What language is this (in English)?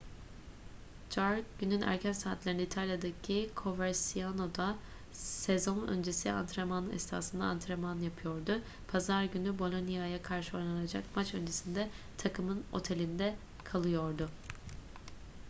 Turkish